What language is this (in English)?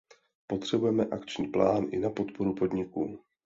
Czech